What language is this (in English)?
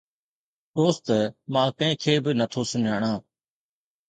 Sindhi